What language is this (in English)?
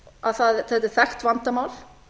Icelandic